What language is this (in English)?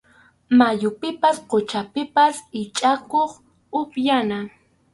Arequipa-La Unión Quechua